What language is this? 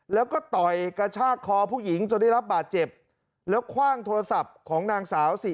Thai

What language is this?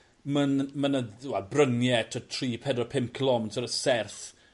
Welsh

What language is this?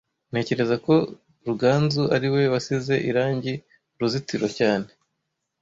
Kinyarwanda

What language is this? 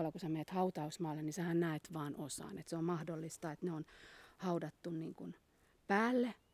Finnish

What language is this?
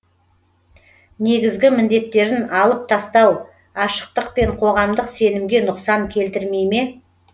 Kazakh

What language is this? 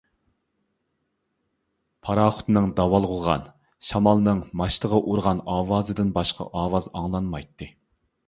Uyghur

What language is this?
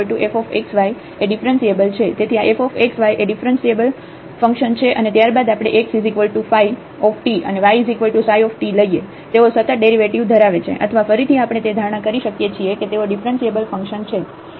Gujarati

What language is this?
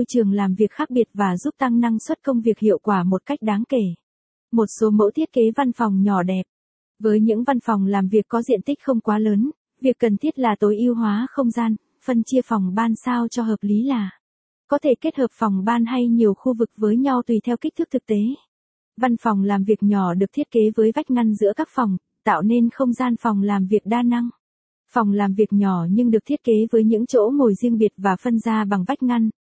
Vietnamese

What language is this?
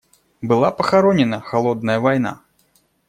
Russian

